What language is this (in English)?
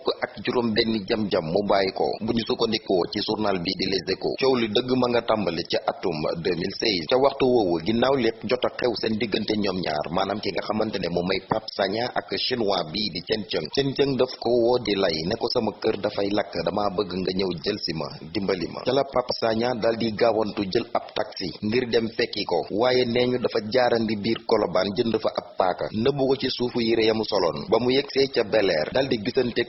Indonesian